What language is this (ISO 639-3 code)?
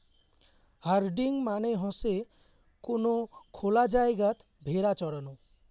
ben